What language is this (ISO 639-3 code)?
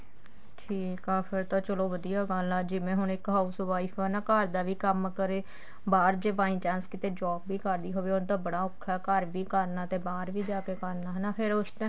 pan